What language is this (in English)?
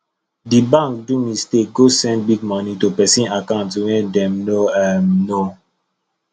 Nigerian Pidgin